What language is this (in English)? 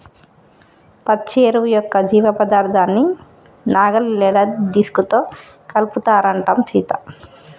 Telugu